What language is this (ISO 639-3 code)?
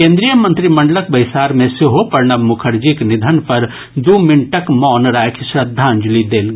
mai